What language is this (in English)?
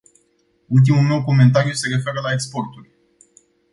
Romanian